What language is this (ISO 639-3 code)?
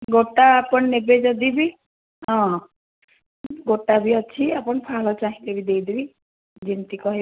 ori